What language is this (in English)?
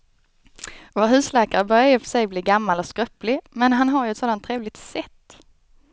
Swedish